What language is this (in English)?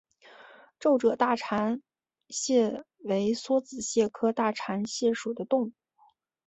Chinese